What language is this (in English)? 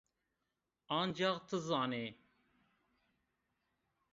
Zaza